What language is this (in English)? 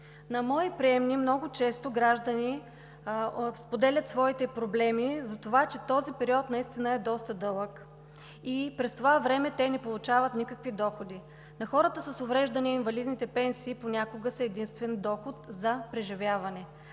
Bulgarian